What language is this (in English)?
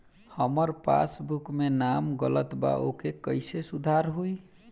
Bhojpuri